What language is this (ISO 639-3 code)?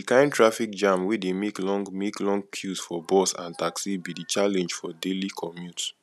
pcm